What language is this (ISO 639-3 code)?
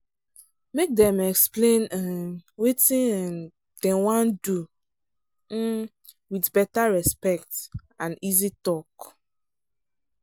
pcm